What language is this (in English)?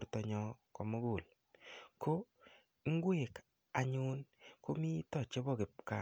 Kalenjin